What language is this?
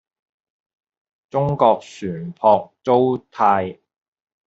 Cantonese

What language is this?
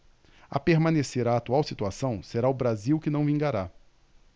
Portuguese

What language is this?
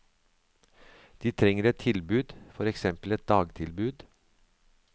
Norwegian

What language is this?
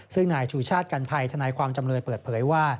Thai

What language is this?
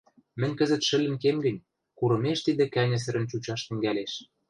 Western Mari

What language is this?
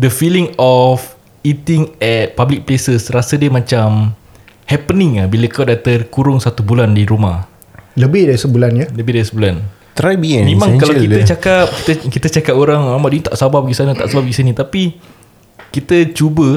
Malay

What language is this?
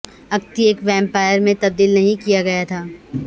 Urdu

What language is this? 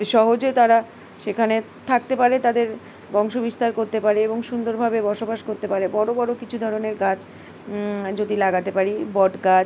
Bangla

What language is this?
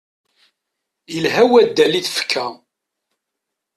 Kabyle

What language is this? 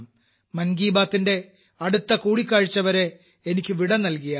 Malayalam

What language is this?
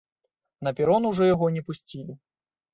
Belarusian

